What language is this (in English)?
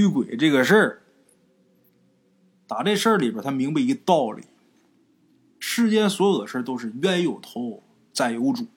Chinese